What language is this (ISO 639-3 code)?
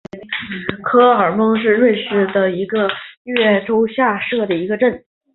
zho